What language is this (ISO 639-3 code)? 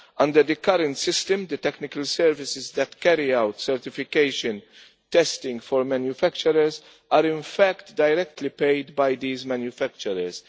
eng